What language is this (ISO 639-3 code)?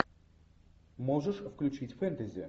rus